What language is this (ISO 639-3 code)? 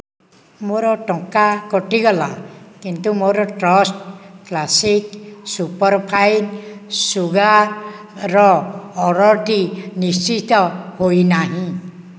ori